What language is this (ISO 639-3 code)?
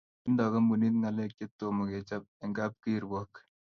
kln